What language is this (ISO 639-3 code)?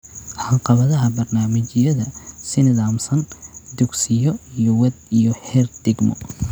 som